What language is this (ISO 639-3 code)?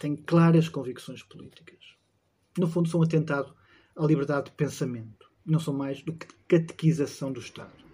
por